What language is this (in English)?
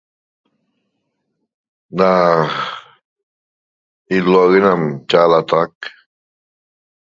Toba